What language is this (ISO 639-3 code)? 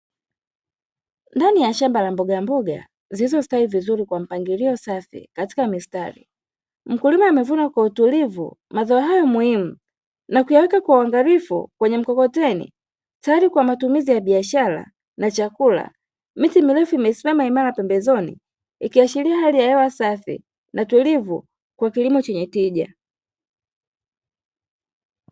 swa